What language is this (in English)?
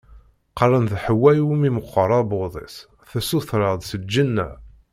Kabyle